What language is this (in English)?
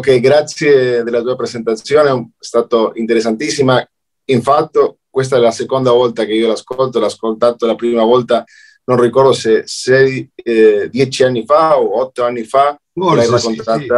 Italian